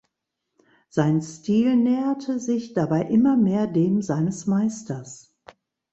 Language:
German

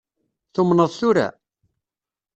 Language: Kabyle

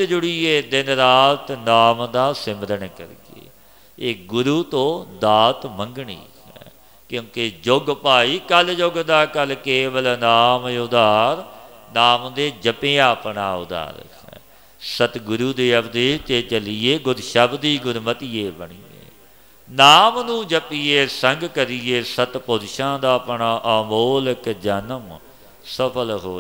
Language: Hindi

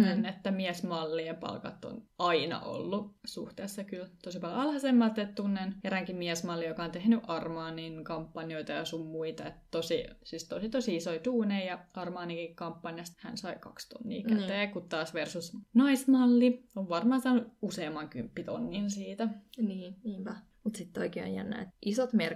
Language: Finnish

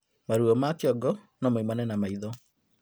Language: Kikuyu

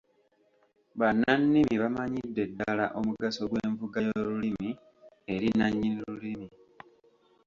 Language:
Ganda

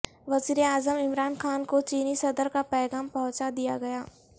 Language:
Urdu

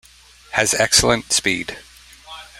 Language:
English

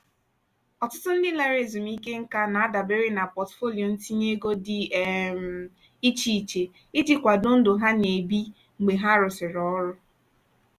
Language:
Igbo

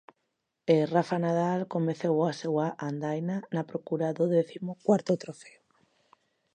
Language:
Galician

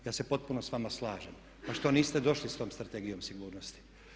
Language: Croatian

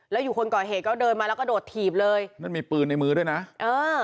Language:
Thai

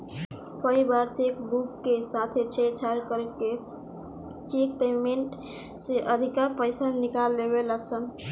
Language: Bhojpuri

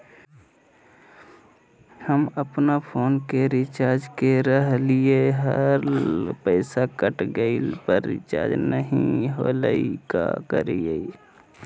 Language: Magahi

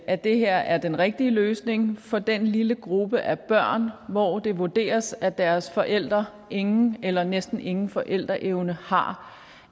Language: Danish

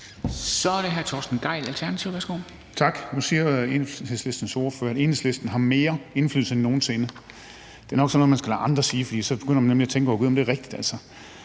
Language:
Danish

